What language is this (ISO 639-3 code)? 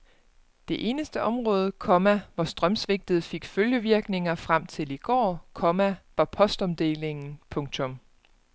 dan